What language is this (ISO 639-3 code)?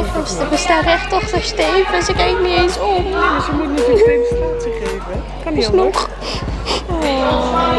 nld